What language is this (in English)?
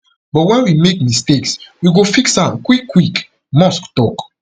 Nigerian Pidgin